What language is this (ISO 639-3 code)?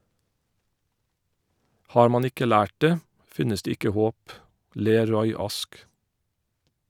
nor